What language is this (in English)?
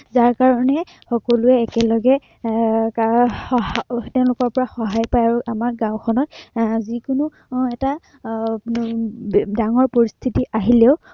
Assamese